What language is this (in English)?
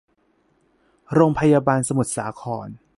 Thai